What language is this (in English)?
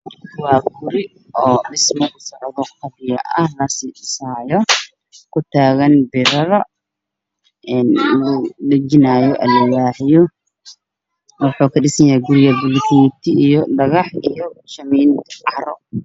Somali